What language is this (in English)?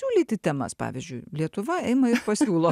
Lithuanian